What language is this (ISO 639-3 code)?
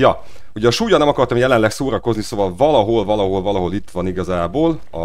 hun